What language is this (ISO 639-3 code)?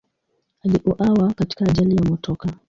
swa